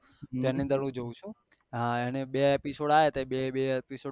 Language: Gujarati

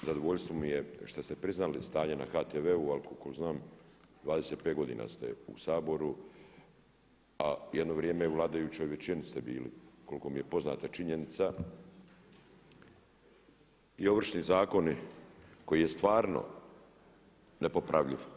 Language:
Croatian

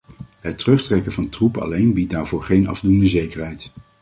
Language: Dutch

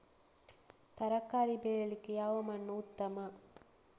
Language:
Kannada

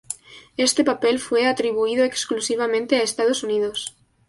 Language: Spanish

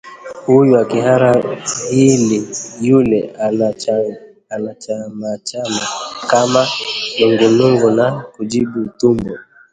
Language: Swahili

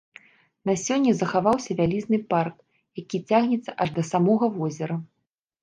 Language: Belarusian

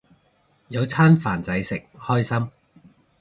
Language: Cantonese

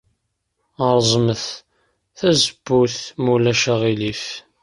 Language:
Kabyle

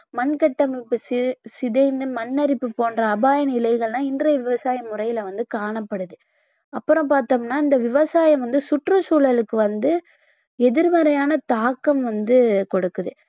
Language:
Tamil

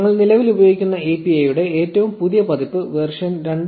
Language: Malayalam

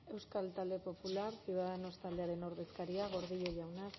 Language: Basque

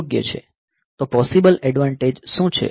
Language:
Gujarati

